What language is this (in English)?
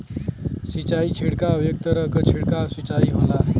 Bhojpuri